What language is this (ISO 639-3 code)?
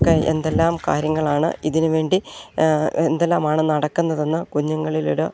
mal